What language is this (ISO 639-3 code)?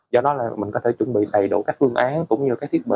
vie